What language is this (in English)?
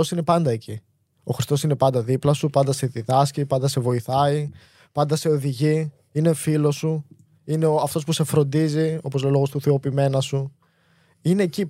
Greek